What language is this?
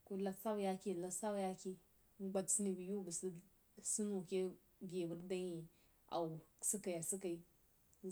Jiba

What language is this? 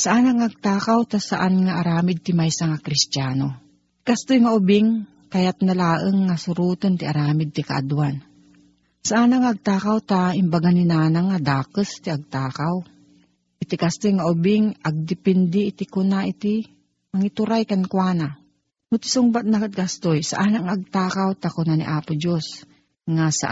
Filipino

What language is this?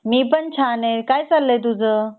Marathi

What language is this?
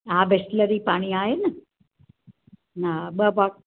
Sindhi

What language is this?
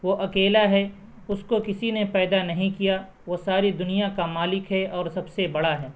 Urdu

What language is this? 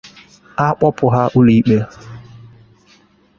Igbo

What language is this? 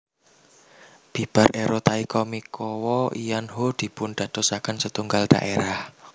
Javanese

